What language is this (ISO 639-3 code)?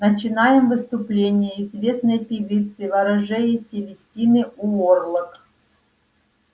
rus